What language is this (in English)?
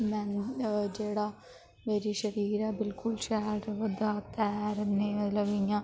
Dogri